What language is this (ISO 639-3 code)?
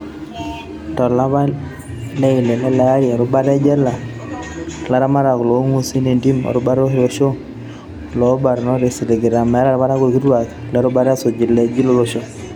mas